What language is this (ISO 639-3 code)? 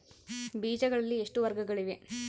kan